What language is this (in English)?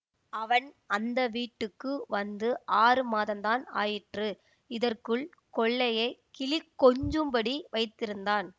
Tamil